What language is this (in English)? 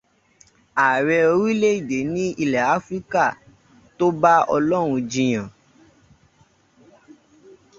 Yoruba